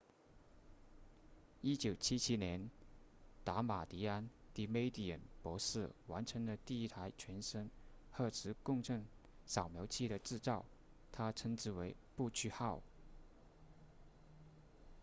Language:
Chinese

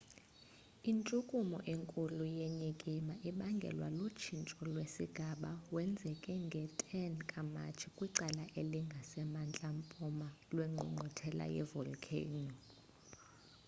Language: Xhosa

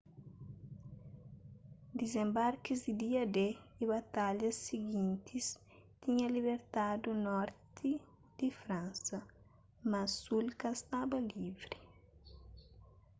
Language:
Kabuverdianu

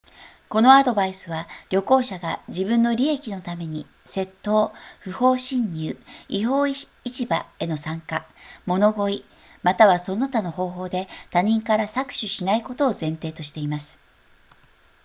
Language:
Japanese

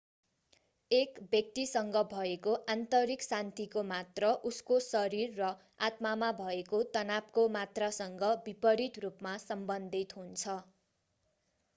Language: Nepali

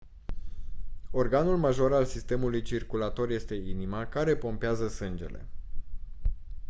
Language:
Romanian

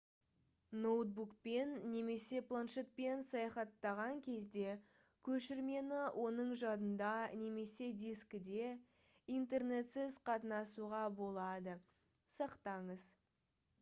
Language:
Kazakh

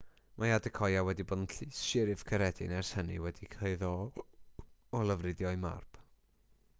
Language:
Welsh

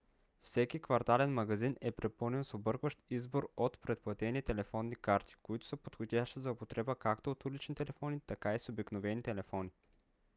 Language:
Bulgarian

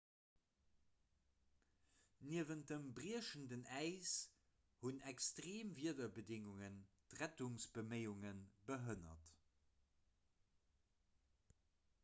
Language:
Luxembourgish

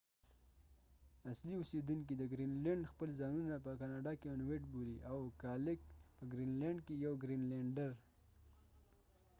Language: Pashto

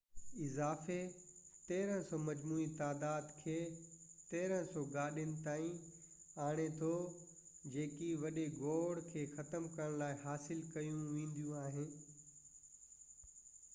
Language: Sindhi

